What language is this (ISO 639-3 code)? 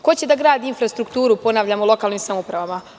srp